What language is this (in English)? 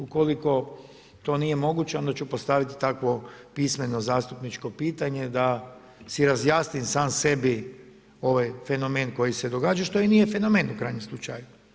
Croatian